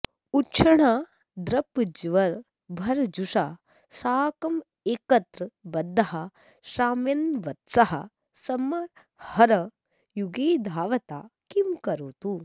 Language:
Sanskrit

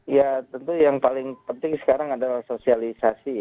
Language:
Indonesian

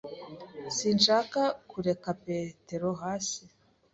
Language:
Kinyarwanda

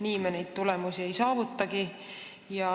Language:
Estonian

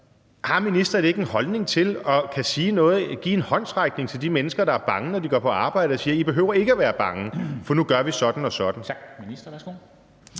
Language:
Danish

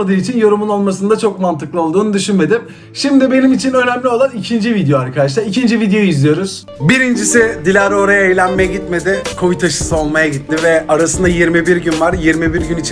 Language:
Turkish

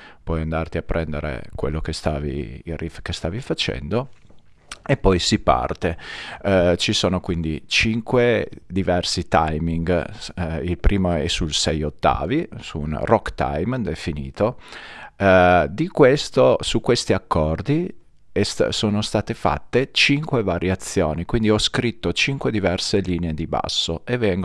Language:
Italian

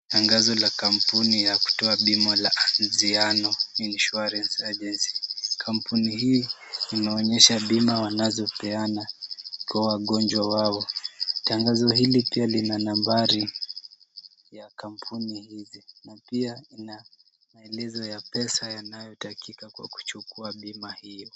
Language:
Swahili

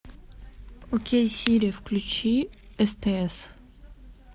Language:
Russian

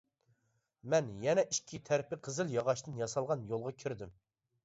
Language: Uyghur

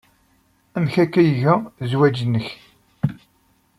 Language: Kabyle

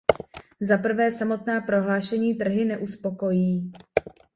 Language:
Czech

